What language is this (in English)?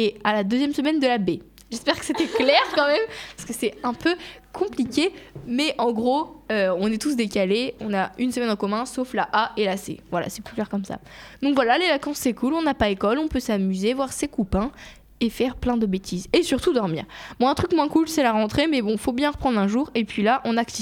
French